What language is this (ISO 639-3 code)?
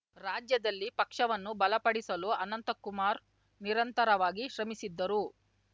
kan